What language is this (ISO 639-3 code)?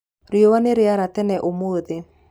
kik